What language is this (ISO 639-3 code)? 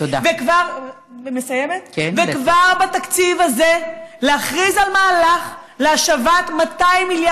heb